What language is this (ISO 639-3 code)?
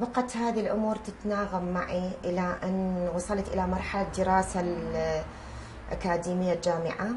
ara